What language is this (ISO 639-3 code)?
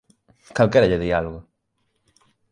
glg